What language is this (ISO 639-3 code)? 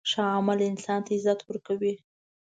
pus